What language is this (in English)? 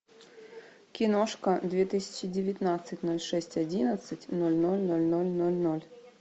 Russian